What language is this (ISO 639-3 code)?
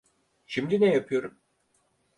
tur